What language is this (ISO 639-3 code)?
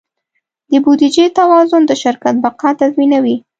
pus